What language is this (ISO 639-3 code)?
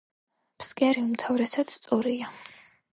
kat